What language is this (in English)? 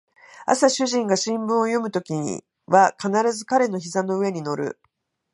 Japanese